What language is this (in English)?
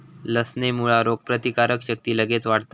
Marathi